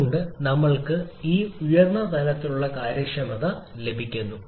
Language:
Malayalam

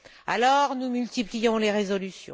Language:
French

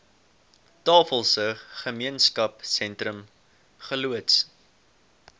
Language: Afrikaans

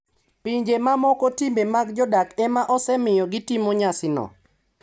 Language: Luo (Kenya and Tanzania)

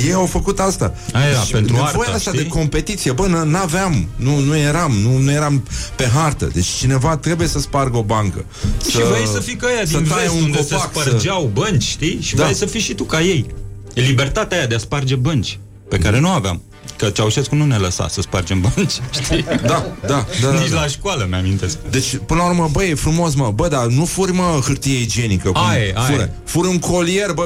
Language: Romanian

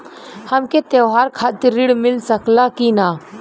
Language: Bhojpuri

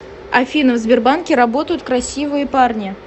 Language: Russian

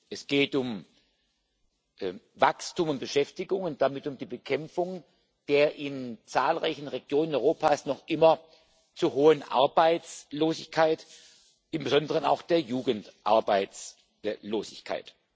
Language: German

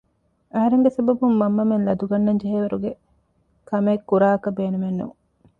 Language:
Divehi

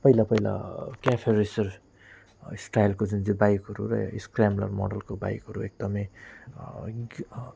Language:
Nepali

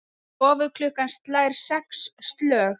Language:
Icelandic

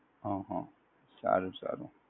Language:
Gujarati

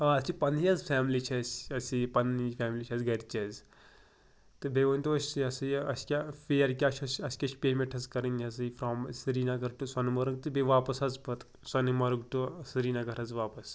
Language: Kashmiri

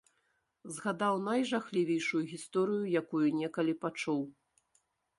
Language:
Belarusian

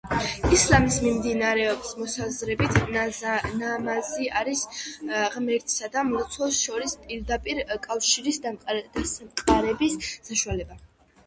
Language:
Georgian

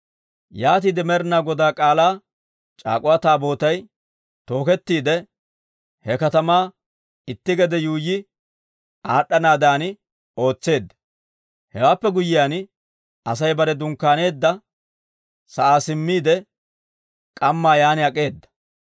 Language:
Dawro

